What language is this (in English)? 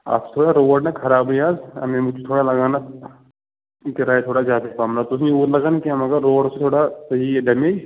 Kashmiri